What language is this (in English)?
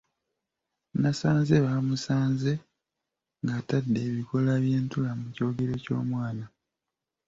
Ganda